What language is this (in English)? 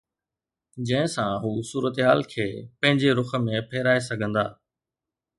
Sindhi